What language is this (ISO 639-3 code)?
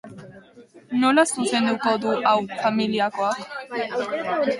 eus